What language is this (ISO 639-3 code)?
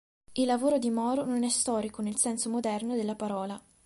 ita